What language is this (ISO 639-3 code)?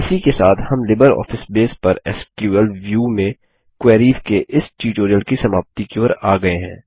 hin